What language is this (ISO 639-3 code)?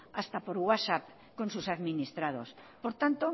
spa